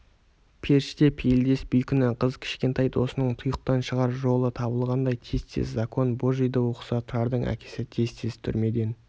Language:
Kazakh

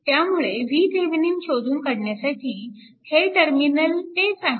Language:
Marathi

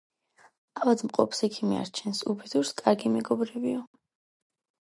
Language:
Georgian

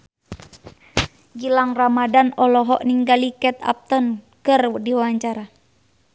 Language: Sundanese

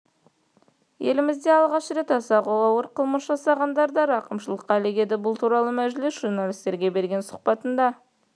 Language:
Kazakh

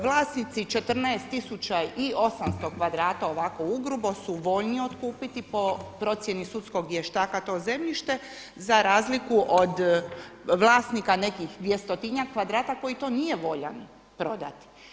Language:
Croatian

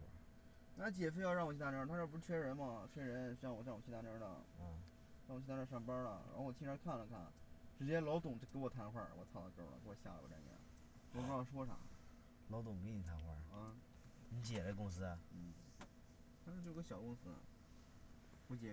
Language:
Chinese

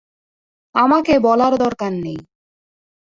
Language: Bangla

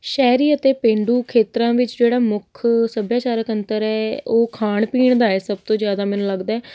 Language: Punjabi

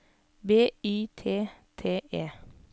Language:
Norwegian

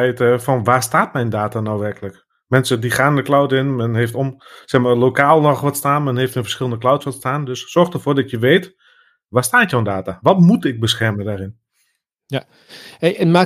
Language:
Dutch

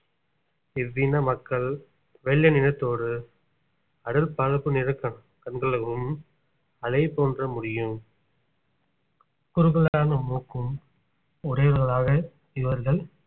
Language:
Tamil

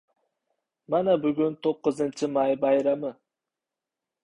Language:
Uzbek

